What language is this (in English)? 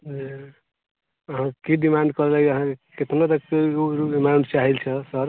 Maithili